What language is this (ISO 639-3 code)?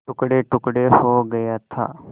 hin